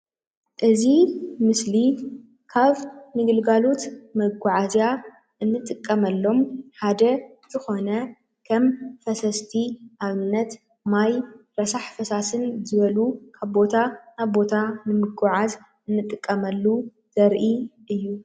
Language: Tigrinya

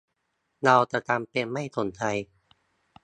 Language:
Thai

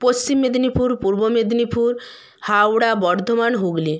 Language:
Bangla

